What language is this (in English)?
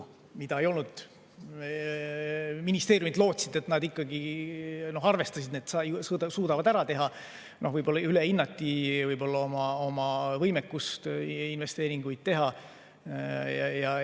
Estonian